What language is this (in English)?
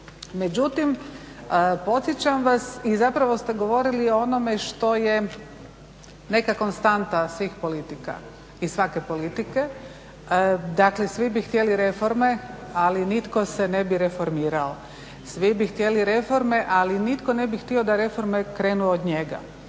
Croatian